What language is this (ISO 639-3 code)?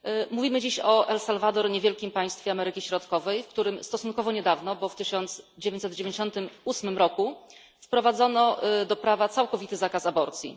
pol